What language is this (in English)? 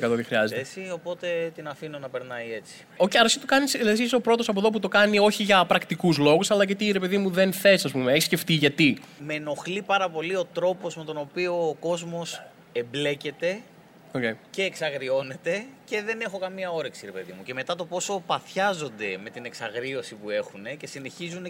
Greek